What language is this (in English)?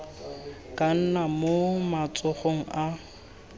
Tswana